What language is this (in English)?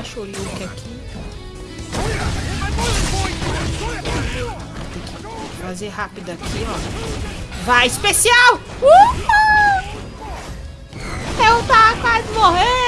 Portuguese